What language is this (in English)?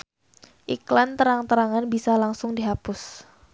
Sundanese